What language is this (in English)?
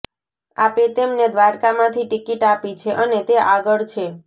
Gujarati